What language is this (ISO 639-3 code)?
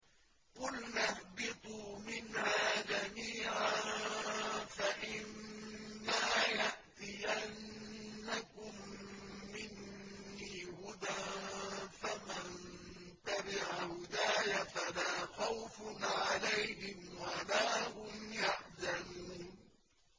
ara